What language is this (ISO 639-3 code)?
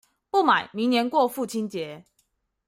zho